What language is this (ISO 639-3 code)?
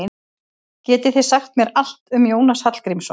isl